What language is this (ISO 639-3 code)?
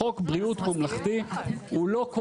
heb